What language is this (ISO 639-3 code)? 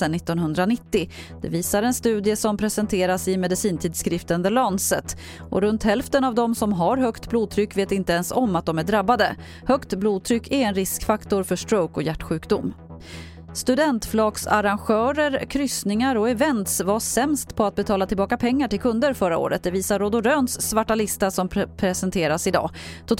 swe